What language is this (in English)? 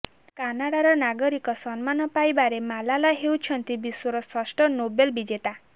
Odia